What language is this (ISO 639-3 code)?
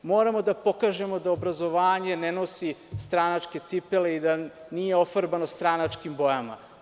srp